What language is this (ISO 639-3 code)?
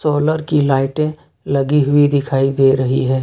hin